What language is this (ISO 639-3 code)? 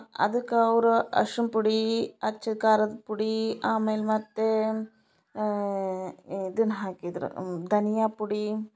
kan